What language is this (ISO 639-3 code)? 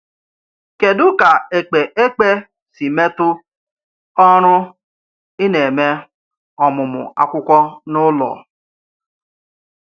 ibo